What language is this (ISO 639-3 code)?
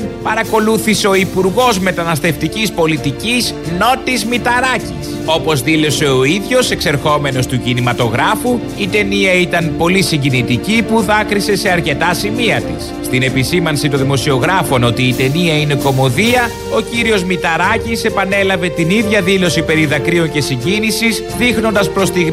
ell